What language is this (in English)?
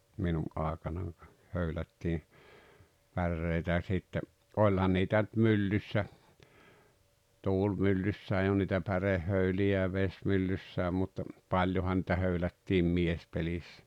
Finnish